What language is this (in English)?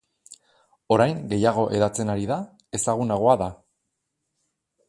Basque